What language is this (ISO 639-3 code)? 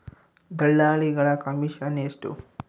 kan